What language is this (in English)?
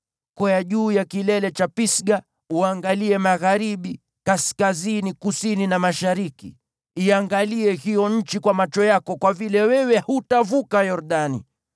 Swahili